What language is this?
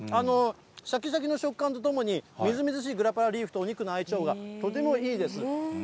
Japanese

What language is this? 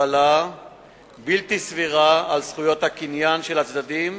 Hebrew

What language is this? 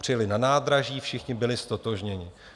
Czech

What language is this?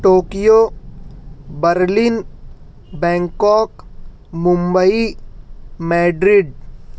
Urdu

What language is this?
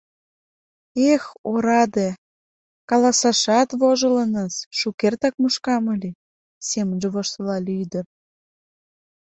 Mari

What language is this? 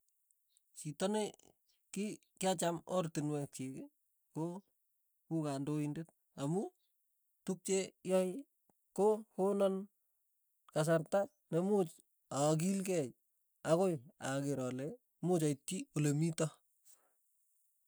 Tugen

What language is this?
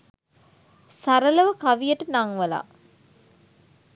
Sinhala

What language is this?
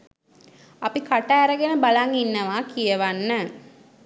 Sinhala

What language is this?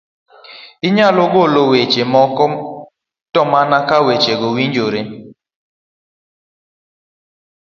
Luo (Kenya and Tanzania)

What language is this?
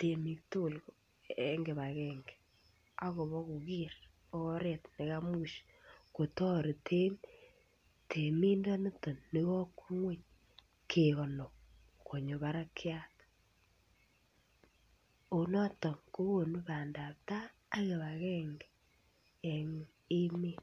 Kalenjin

